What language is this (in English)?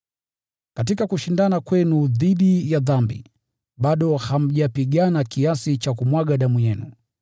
Swahili